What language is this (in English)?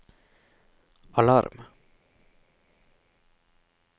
Norwegian